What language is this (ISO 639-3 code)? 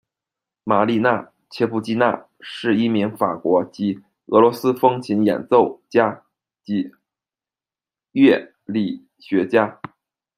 zho